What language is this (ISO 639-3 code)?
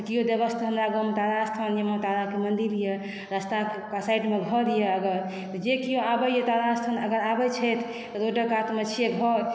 mai